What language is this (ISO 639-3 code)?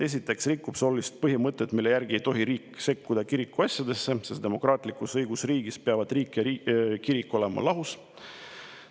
est